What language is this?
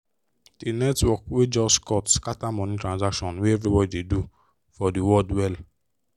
Nigerian Pidgin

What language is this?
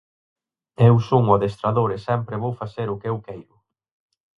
Galician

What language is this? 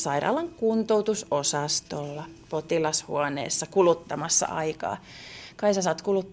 Finnish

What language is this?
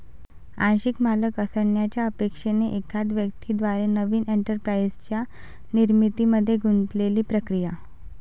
Marathi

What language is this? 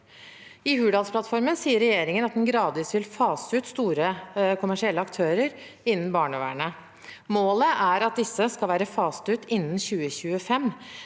Norwegian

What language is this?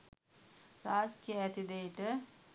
Sinhala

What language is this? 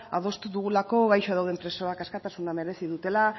Basque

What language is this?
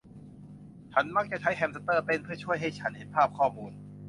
Thai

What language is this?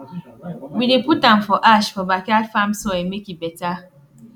Nigerian Pidgin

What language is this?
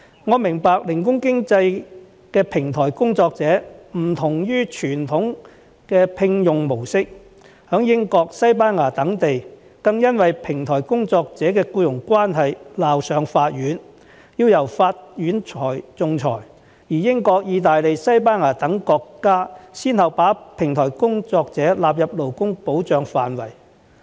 Cantonese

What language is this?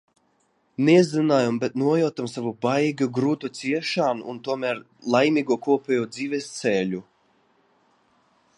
Latvian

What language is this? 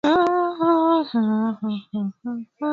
Swahili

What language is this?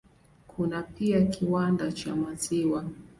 Swahili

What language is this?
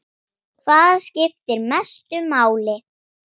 Icelandic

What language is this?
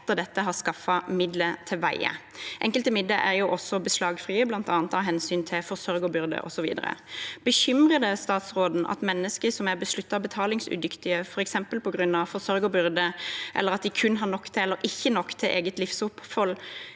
Norwegian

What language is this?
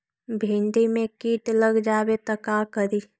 Magahi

